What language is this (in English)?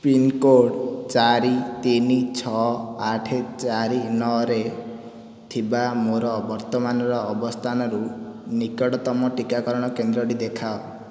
Odia